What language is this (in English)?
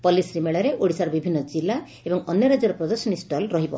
Odia